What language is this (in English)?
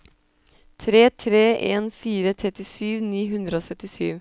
Norwegian